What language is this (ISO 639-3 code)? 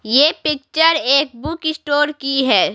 hin